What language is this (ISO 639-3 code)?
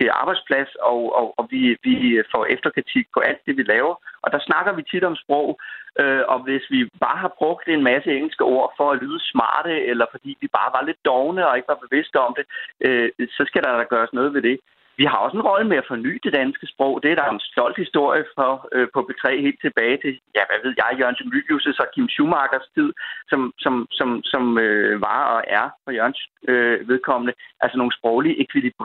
dan